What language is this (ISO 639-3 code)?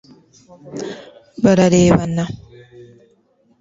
kin